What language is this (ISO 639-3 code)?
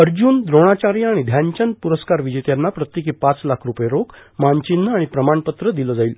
mar